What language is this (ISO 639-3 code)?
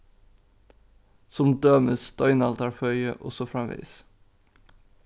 fao